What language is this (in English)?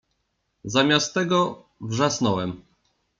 Polish